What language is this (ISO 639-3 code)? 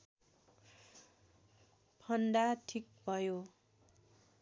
nep